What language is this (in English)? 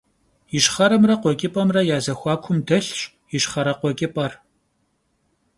Kabardian